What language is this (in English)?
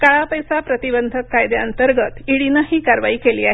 Marathi